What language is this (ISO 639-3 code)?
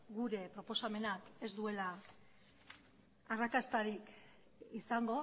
eus